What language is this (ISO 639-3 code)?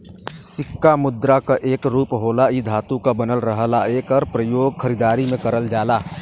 bho